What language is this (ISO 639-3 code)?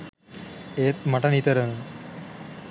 sin